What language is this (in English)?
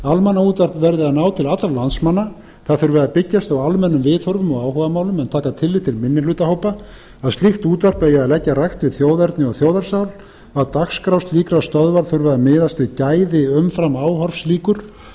Icelandic